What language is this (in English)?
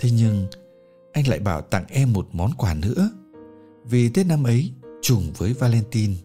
Vietnamese